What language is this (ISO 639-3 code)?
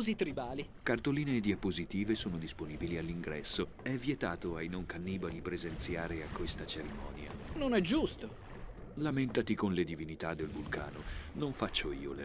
ita